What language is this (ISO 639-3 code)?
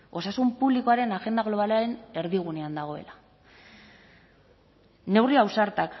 eus